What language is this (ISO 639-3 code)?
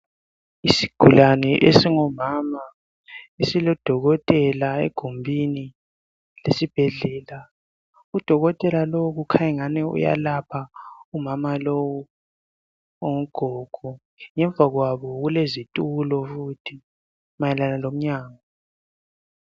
nde